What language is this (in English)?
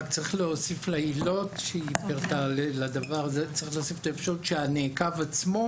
Hebrew